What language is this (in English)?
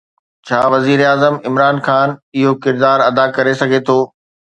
Sindhi